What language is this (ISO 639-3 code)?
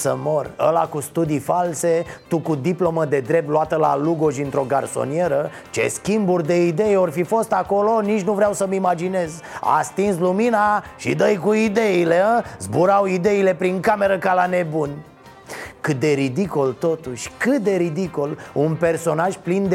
ron